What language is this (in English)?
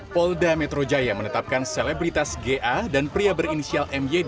Indonesian